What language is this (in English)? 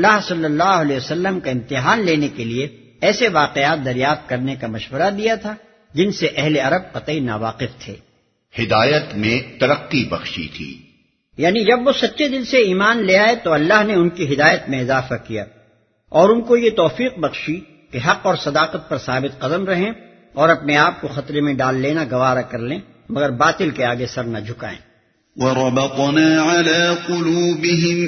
Urdu